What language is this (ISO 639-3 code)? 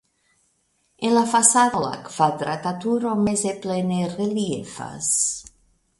epo